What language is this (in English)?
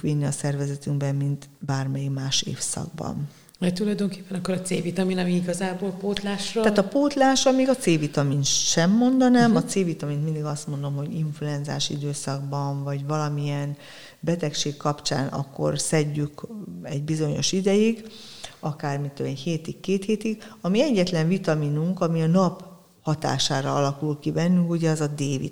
Hungarian